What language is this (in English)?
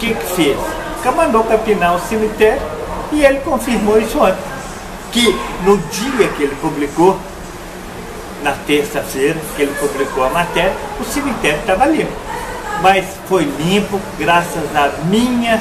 Portuguese